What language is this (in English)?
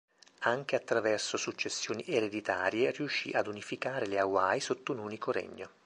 Italian